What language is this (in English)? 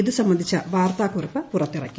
Malayalam